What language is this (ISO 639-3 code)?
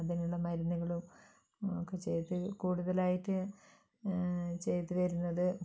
mal